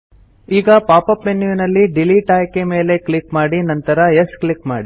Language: Kannada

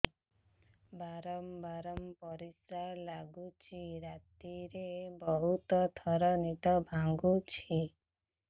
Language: Odia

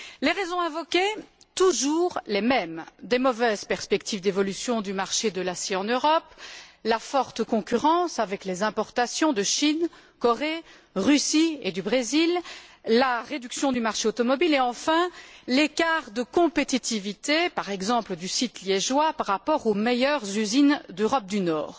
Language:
French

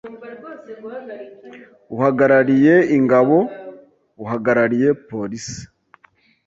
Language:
Kinyarwanda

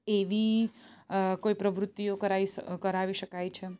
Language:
Gujarati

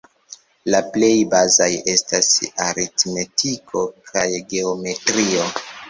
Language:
Esperanto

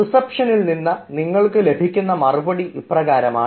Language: Malayalam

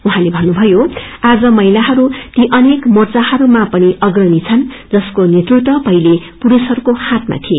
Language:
Nepali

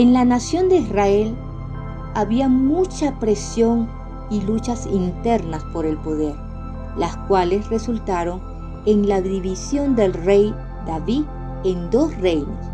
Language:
Spanish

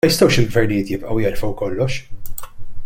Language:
Maltese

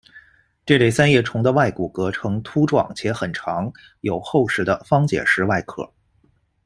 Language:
Chinese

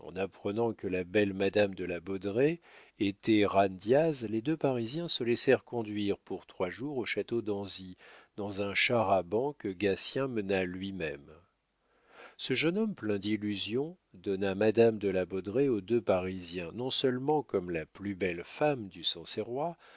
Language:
French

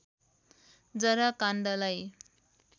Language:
Nepali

